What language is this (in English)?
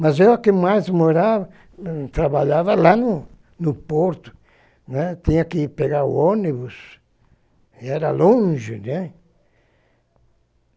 Portuguese